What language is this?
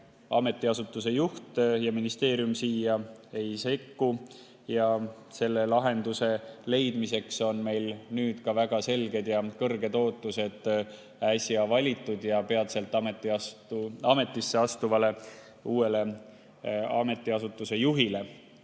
Estonian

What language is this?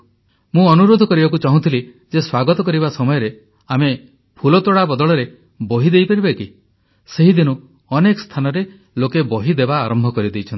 Odia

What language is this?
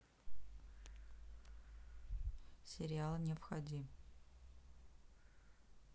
Russian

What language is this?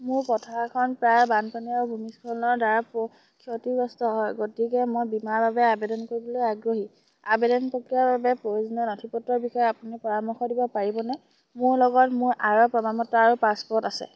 Assamese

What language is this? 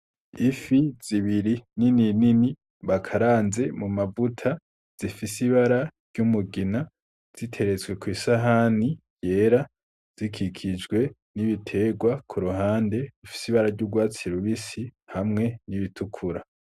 Rundi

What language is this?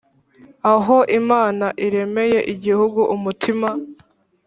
Kinyarwanda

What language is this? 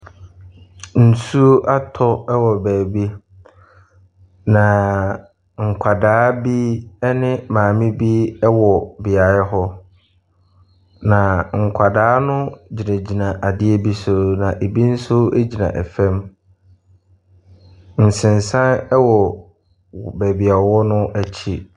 Akan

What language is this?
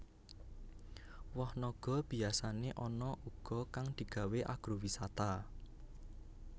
Javanese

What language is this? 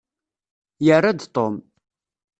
Kabyle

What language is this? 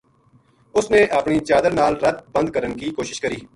Gujari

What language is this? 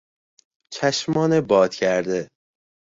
Persian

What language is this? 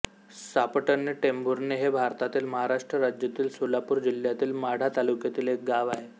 Marathi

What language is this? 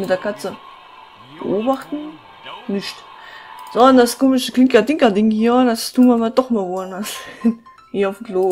German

